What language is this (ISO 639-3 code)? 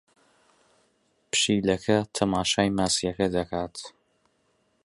ckb